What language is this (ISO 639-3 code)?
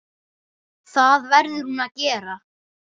isl